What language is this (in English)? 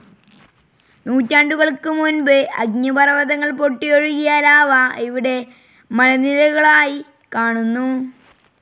Malayalam